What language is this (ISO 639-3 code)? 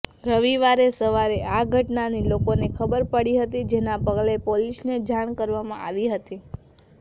guj